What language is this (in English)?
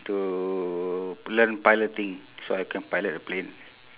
English